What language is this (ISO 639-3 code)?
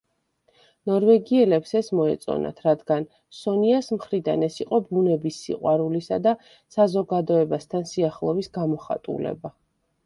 kat